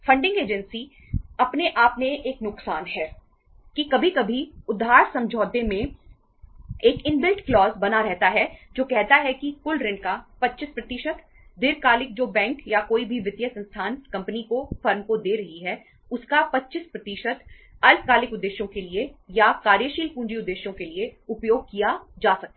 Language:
Hindi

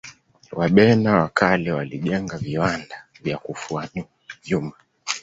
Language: Swahili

